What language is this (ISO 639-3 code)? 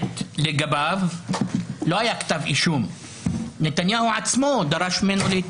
heb